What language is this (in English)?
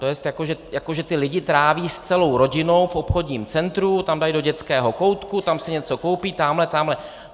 Czech